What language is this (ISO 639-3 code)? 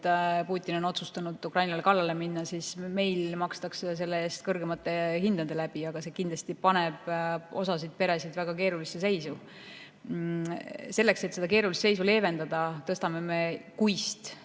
est